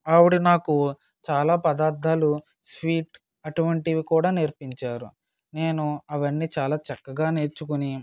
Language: Telugu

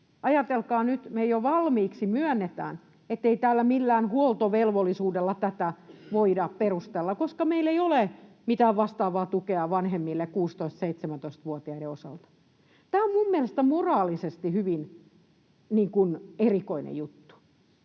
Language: Finnish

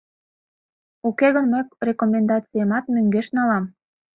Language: Mari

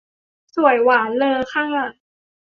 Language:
Thai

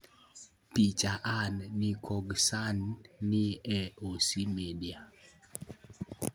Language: Luo (Kenya and Tanzania)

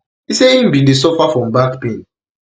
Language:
Nigerian Pidgin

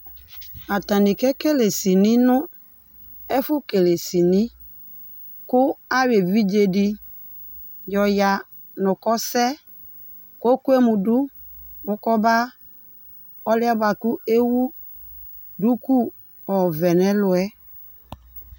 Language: Ikposo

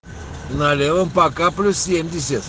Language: Russian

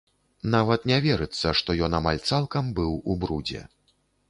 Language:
Belarusian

